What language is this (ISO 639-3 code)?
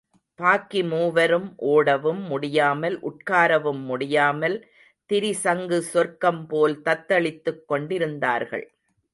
tam